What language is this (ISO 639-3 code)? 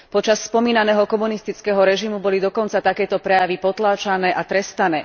slk